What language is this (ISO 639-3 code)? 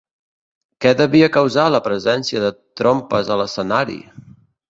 cat